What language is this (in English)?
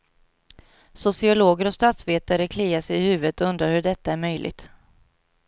Swedish